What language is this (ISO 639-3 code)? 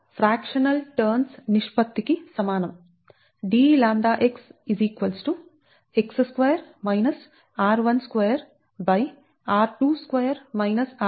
tel